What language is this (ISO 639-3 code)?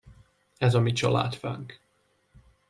hun